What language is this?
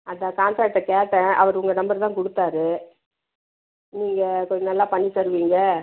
Tamil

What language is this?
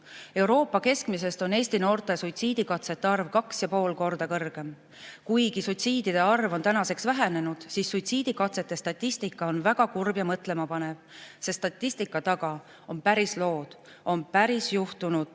Estonian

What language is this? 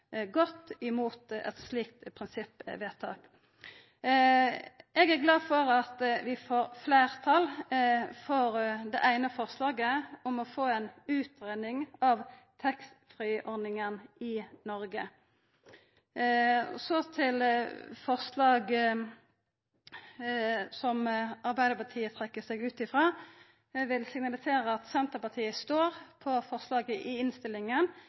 Norwegian Nynorsk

